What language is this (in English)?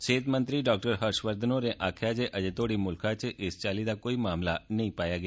Dogri